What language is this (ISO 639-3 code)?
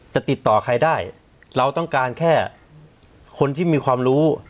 tha